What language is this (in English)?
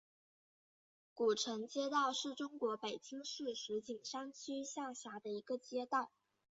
Chinese